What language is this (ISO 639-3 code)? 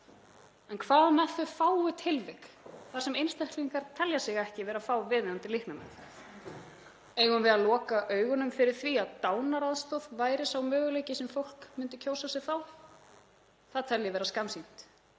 isl